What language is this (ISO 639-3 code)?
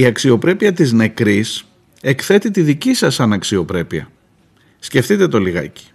ell